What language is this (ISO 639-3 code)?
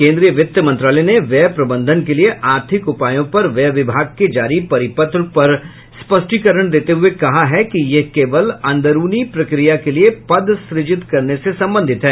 hin